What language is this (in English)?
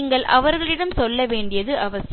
Tamil